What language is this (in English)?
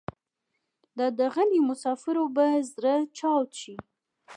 Pashto